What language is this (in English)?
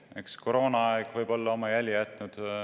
Estonian